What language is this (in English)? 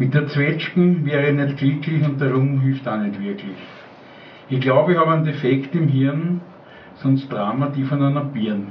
German